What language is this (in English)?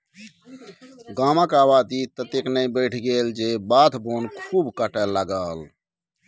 Maithili